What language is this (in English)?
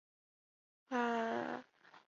Chinese